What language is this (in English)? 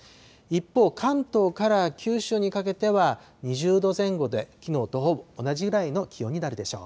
Japanese